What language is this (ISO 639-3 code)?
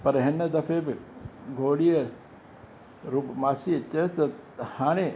snd